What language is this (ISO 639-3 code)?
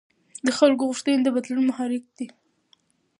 pus